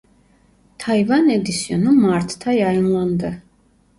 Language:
Turkish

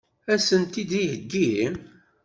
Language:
Kabyle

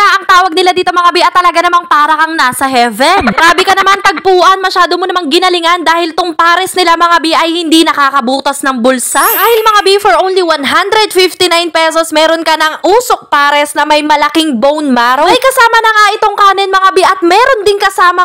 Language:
Filipino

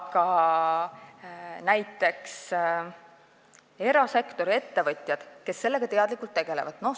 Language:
Estonian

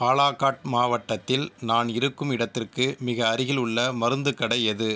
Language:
Tamil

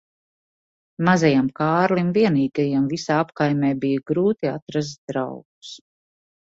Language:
Latvian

